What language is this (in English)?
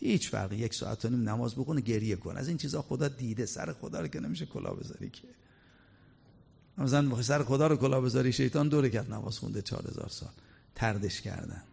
Persian